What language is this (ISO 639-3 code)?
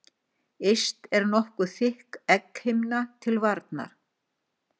isl